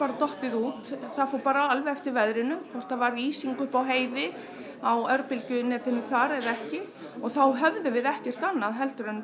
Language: Icelandic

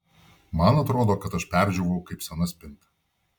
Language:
Lithuanian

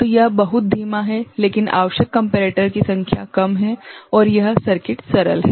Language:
Hindi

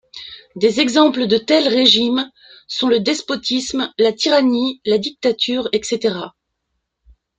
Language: French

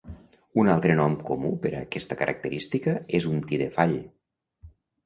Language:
Catalan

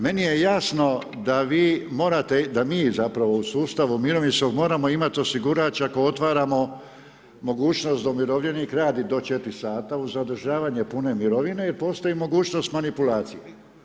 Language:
Croatian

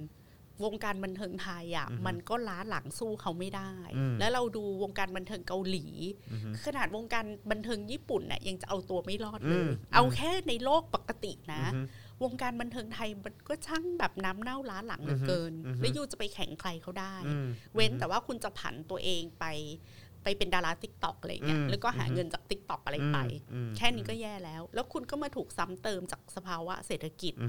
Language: Thai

